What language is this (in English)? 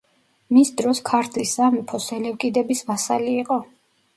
Georgian